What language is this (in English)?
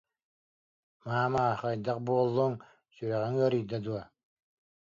Yakut